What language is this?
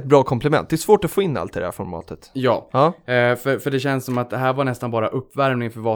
Swedish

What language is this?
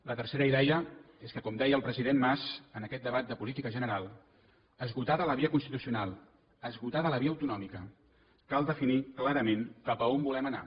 Catalan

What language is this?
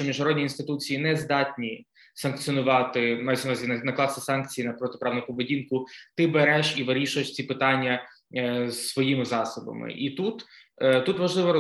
Ukrainian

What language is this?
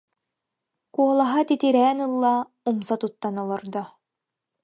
Yakut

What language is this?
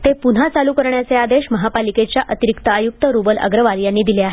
Marathi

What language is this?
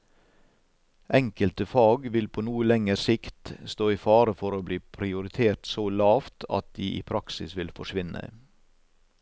Norwegian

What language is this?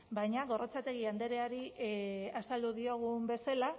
Basque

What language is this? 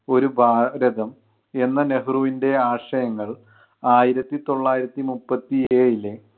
Malayalam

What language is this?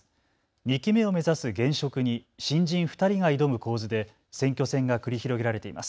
Japanese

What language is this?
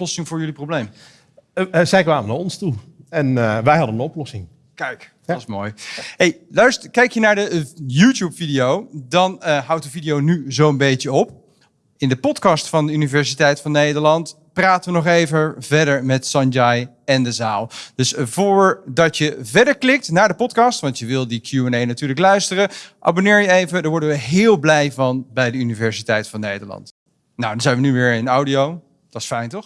Dutch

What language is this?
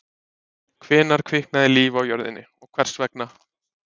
Icelandic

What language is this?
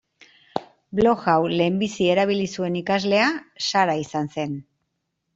Basque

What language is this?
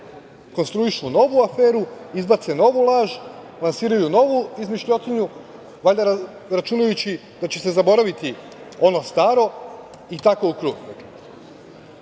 Serbian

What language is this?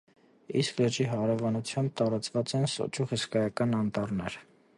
Armenian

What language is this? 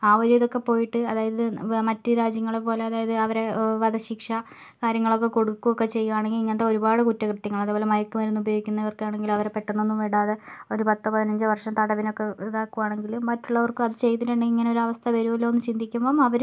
Malayalam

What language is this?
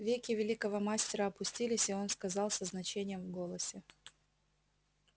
Russian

